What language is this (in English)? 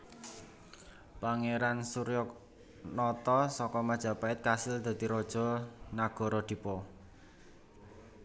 Javanese